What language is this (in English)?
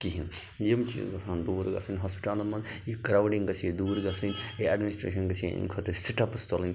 Kashmiri